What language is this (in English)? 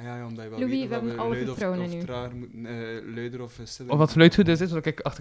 Dutch